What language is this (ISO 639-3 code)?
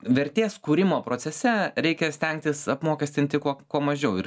lit